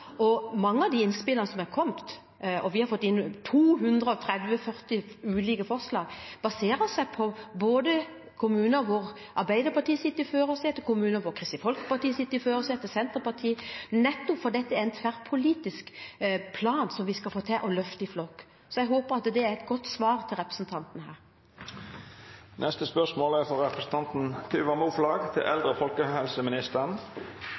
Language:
Norwegian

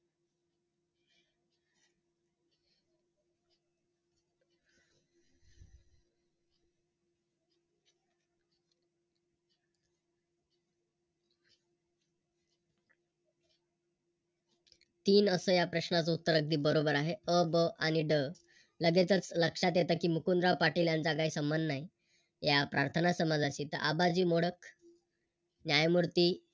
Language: Marathi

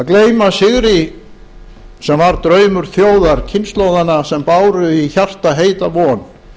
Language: Icelandic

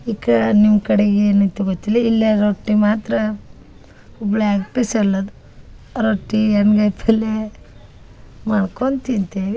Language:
Kannada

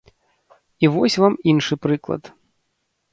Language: Belarusian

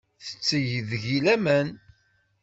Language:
Kabyle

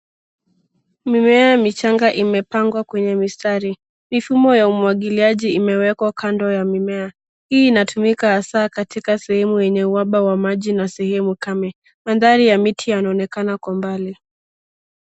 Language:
Swahili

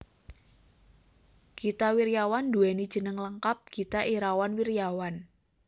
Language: Javanese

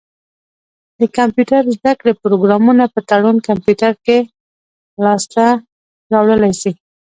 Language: Pashto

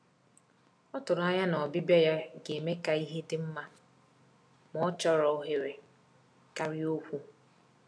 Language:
Igbo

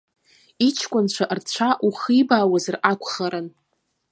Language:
Abkhazian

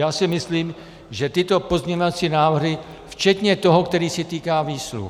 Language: Czech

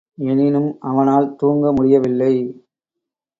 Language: Tamil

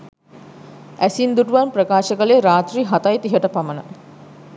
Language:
Sinhala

